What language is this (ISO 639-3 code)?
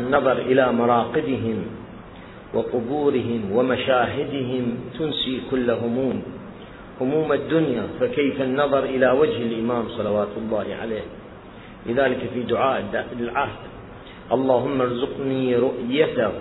ara